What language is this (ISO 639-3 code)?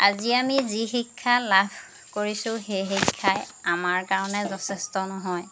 asm